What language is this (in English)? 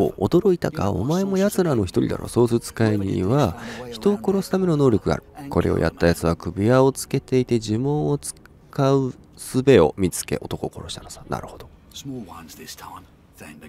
Japanese